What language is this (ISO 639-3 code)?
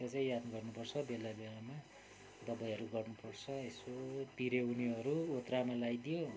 nep